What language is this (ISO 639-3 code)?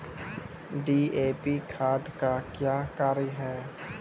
mai